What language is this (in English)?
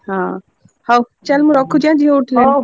Odia